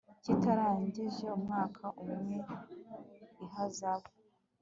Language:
Kinyarwanda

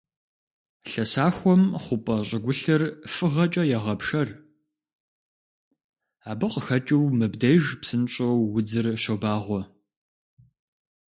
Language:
Kabardian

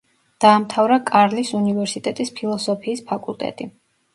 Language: Georgian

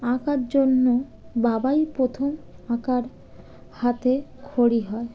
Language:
Bangla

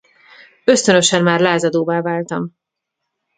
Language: Hungarian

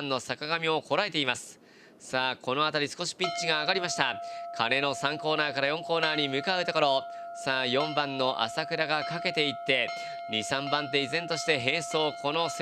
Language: Japanese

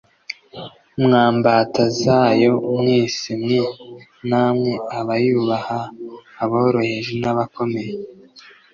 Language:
Kinyarwanda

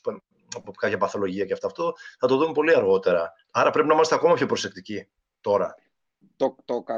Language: Greek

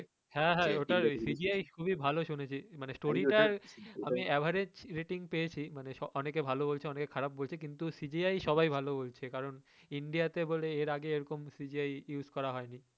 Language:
Bangla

